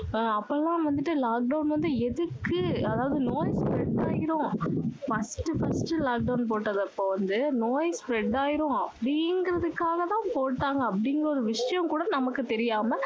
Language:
Tamil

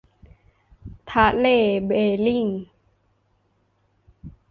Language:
Thai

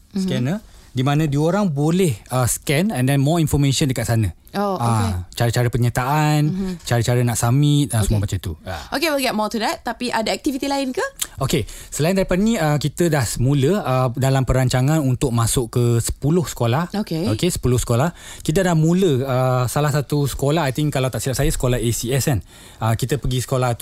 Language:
Malay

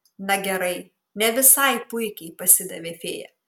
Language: Lithuanian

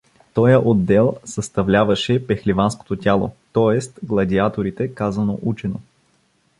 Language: Bulgarian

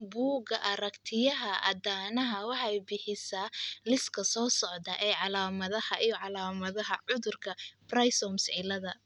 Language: Somali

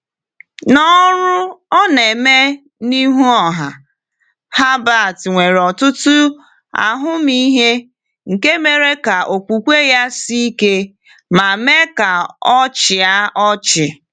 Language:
Igbo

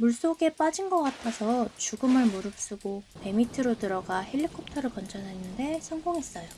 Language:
Korean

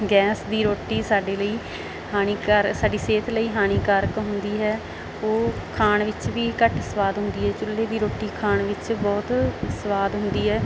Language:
Punjabi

